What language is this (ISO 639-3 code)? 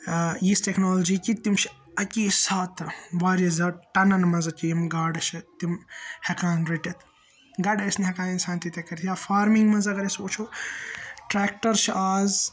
kas